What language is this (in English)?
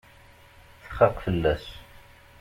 Kabyle